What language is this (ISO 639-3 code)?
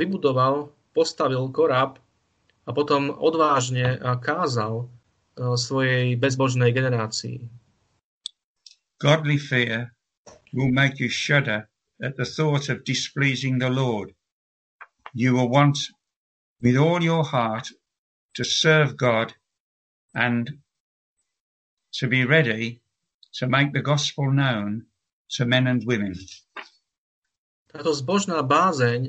slk